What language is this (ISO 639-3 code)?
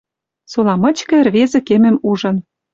mrj